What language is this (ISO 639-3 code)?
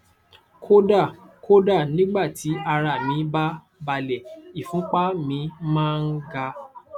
yor